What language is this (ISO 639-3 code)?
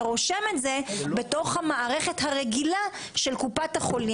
heb